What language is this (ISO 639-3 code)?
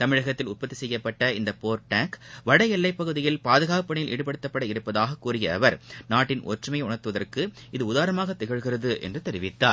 tam